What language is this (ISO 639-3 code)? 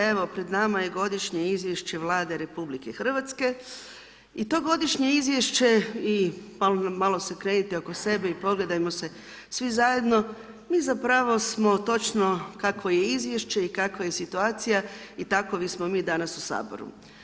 hrv